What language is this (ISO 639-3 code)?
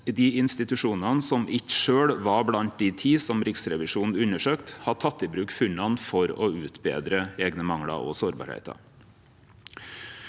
nor